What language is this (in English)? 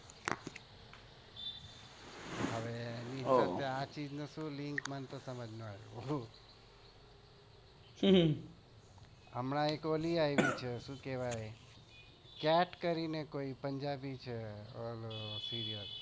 Gujarati